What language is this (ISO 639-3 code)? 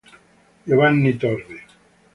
ita